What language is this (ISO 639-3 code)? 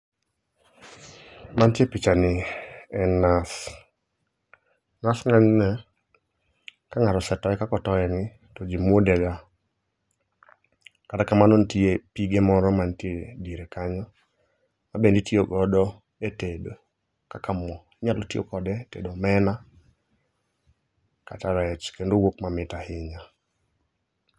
luo